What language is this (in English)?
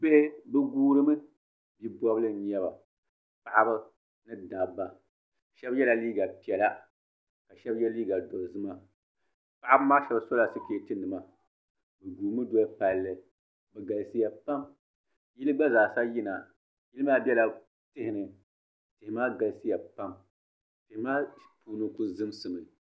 Dagbani